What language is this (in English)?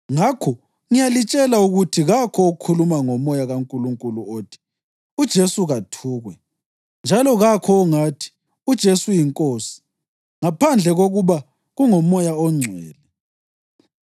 North Ndebele